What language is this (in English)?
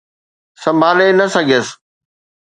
Sindhi